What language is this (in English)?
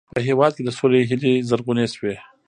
Pashto